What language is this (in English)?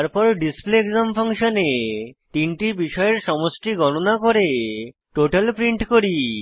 Bangla